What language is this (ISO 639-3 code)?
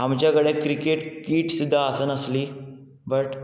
kok